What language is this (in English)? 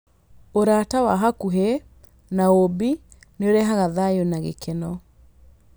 Kikuyu